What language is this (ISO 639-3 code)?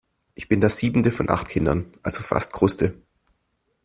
deu